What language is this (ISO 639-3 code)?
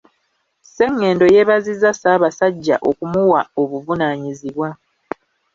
lug